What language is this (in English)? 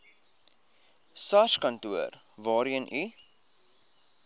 Afrikaans